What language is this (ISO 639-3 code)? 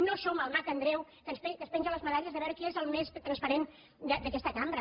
cat